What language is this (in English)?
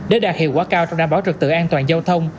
Vietnamese